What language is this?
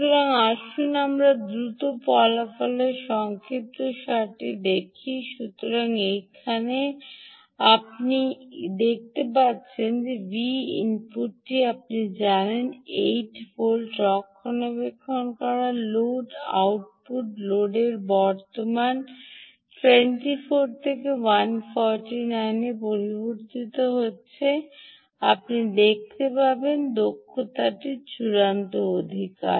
Bangla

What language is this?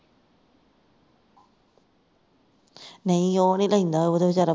Punjabi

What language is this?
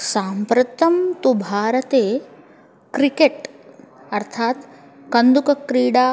Sanskrit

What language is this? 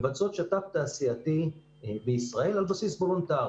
Hebrew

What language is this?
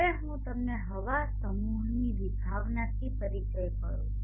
Gujarati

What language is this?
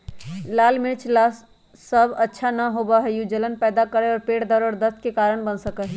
Magahi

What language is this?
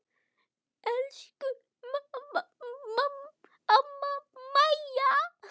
Icelandic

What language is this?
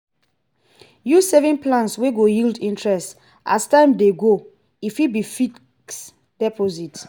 Nigerian Pidgin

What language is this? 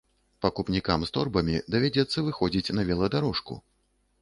Belarusian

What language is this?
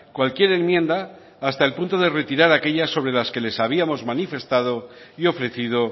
Spanish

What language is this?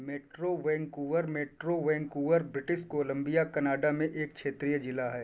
Hindi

